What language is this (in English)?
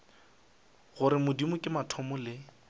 Northern Sotho